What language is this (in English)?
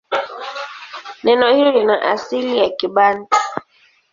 Swahili